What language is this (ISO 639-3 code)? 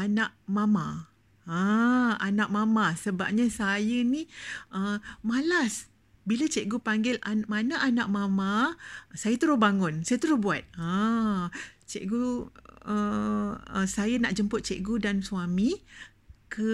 msa